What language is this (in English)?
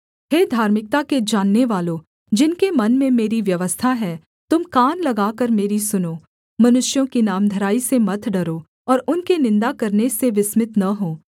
Hindi